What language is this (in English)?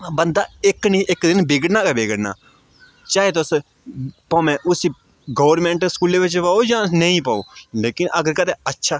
Dogri